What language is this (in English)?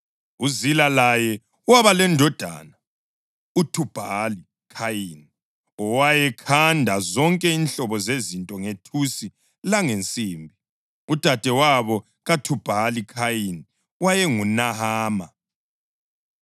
North Ndebele